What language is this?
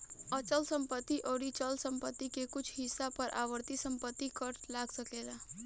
Bhojpuri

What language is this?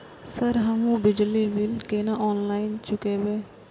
Maithili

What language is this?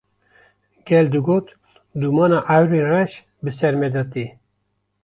Kurdish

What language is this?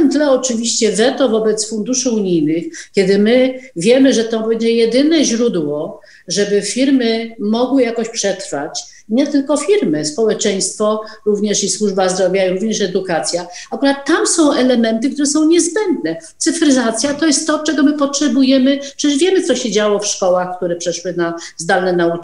Polish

